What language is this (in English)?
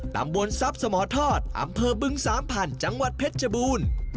Thai